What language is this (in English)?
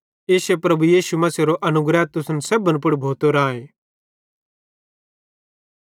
Bhadrawahi